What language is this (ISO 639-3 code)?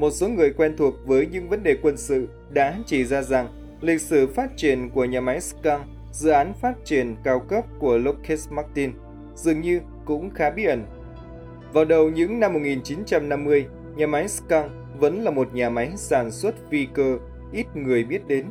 vie